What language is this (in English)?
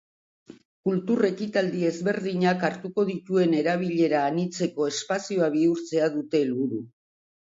Basque